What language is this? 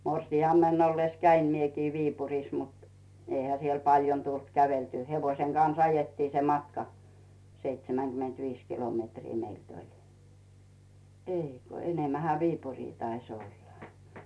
Finnish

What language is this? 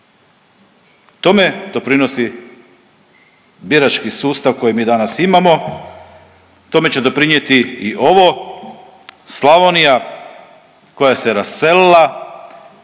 Croatian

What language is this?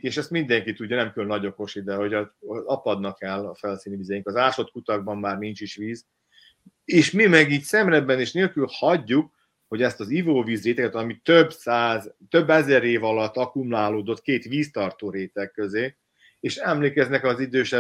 Hungarian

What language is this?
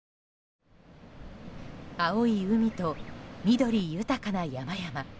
Japanese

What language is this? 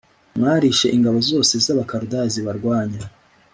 Kinyarwanda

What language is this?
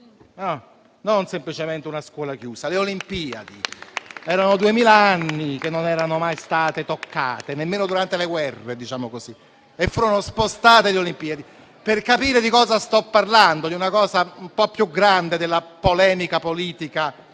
Italian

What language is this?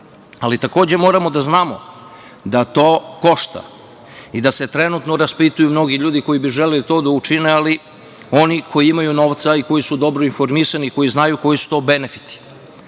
Serbian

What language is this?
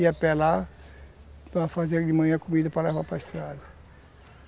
Portuguese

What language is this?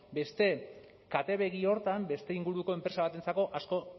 Basque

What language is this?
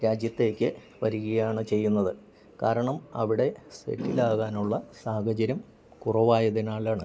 Malayalam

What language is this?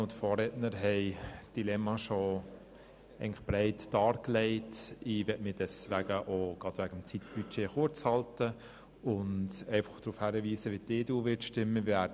Swiss German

